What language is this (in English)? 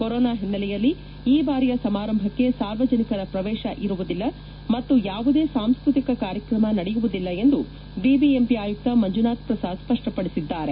Kannada